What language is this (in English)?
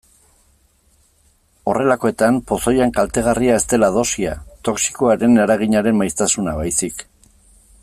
Basque